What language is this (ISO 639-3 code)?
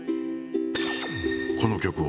jpn